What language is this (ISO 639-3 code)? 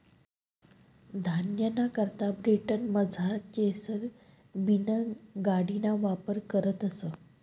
mar